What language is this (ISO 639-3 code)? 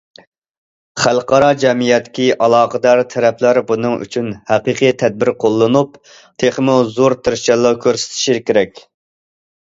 uig